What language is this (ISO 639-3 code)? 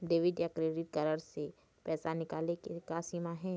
hne